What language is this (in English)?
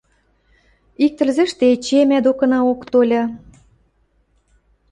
Western Mari